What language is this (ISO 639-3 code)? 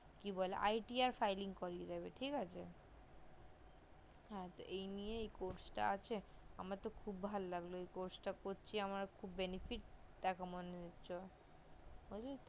ben